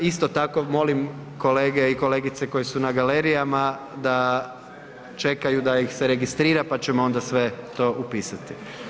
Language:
Croatian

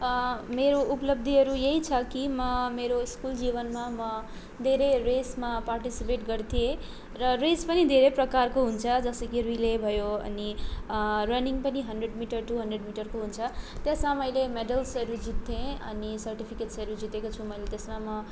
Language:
Nepali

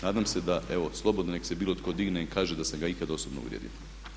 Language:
Croatian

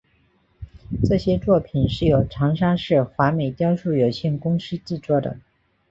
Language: Chinese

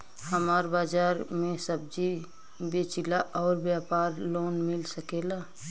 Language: Bhojpuri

